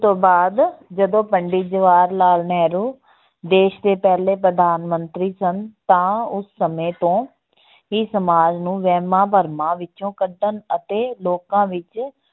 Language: Punjabi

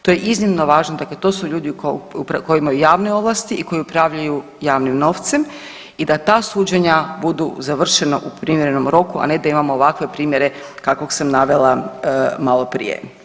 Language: Croatian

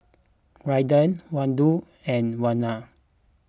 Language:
English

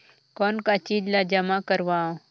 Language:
Chhattisgarhi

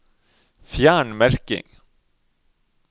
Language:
Norwegian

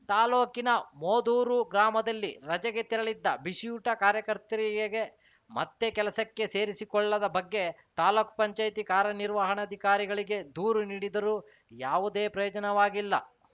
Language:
Kannada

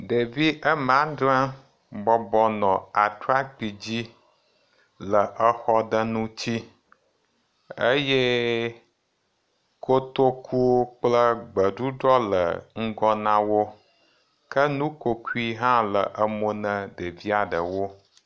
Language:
Ewe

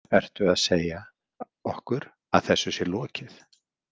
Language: Icelandic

